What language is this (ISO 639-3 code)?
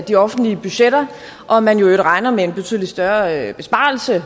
dan